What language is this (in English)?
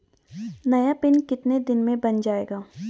Hindi